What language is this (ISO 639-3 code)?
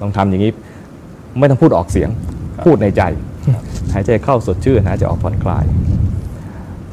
tha